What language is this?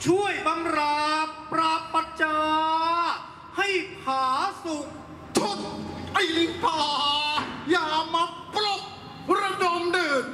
Thai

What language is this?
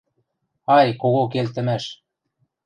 Western Mari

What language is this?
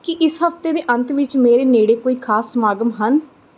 Punjabi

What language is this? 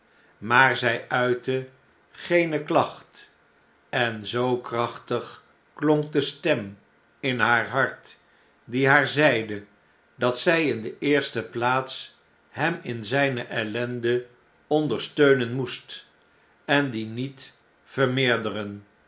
Dutch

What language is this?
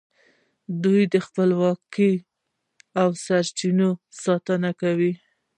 Pashto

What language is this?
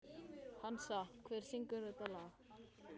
Icelandic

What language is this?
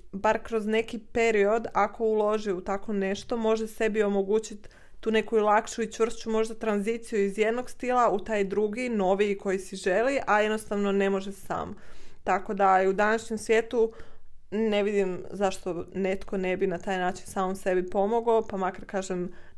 Croatian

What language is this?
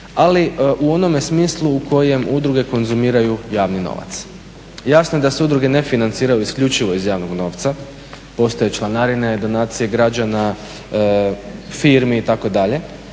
Croatian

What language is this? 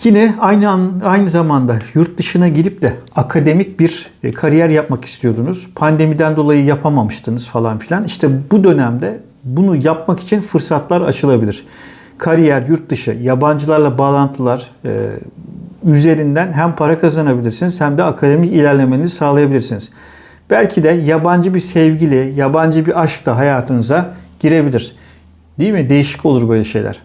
Turkish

